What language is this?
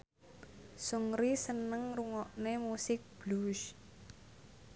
Javanese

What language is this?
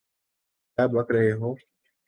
Urdu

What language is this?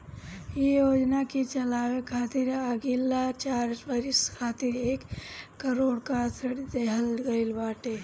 Bhojpuri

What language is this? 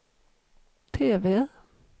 Swedish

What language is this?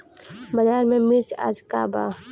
Bhojpuri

